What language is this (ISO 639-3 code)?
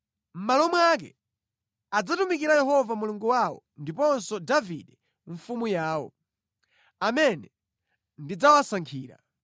nya